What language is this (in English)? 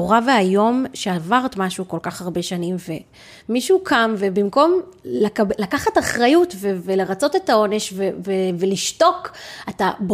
Hebrew